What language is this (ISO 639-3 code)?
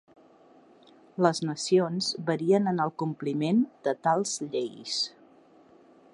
cat